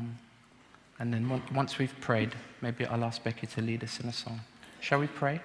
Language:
English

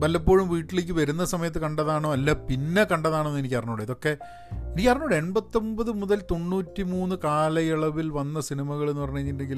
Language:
Malayalam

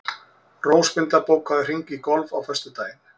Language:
Icelandic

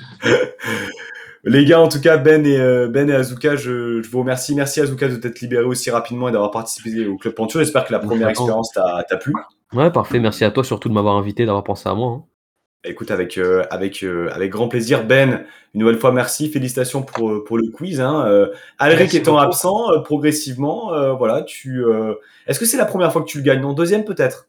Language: French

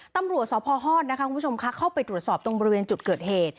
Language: Thai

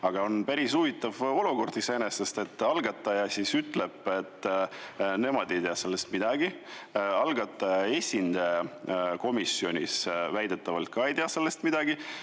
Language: Estonian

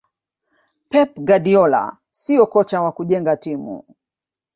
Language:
Swahili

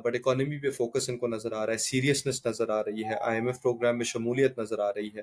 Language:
Urdu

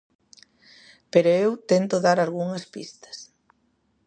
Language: Galician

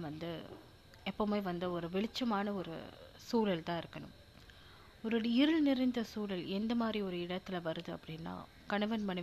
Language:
Tamil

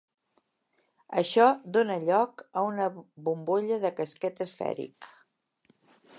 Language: Catalan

